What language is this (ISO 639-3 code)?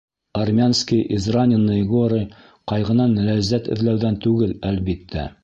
bak